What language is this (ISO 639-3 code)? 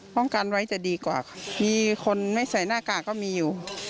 tha